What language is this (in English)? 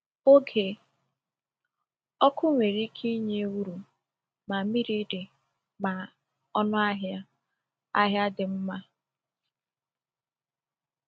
Igbo